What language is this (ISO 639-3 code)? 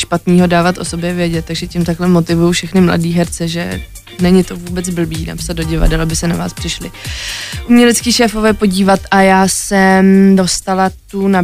ces